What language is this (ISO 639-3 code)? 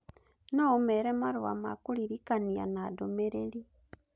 kik